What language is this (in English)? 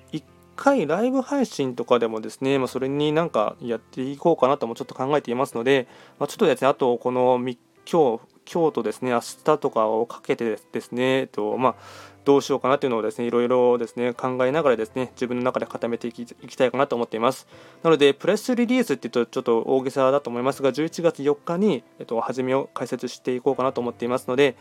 Japanese